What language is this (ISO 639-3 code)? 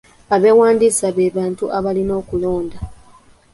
lug